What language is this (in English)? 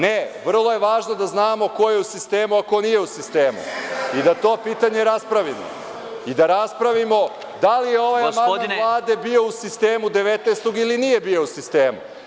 Serbian